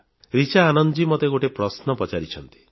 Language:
Odia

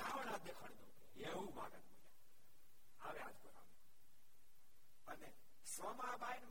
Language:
Gujarati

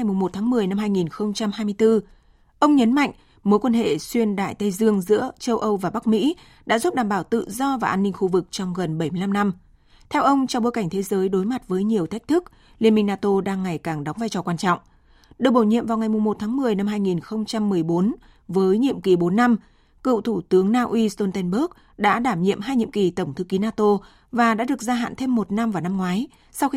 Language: Vietnamese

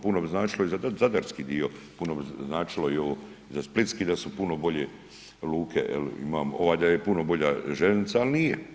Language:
Croatian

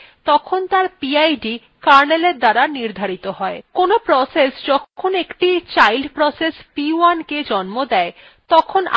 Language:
Bangla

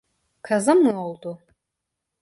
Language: Turkish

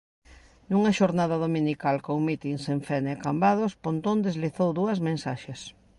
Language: Galician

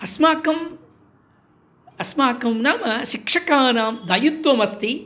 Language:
Sanskrit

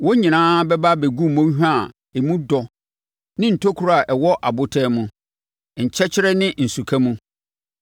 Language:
Akan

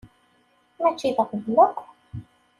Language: Kabyle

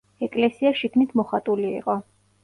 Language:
Georgian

